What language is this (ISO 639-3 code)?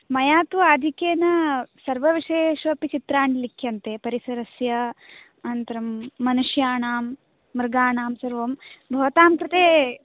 san